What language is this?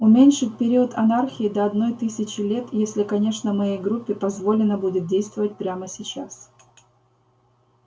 Russian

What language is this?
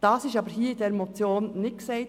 Swiss German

